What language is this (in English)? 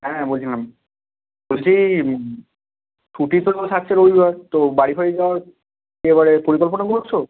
Bangla